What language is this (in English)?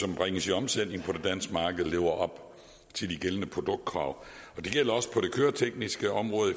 Danish